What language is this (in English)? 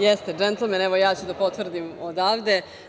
Serbian